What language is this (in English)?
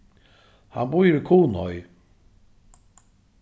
Faroese